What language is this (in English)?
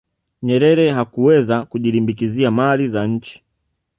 Swahili